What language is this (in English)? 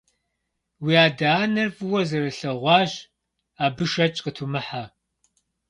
Kabardian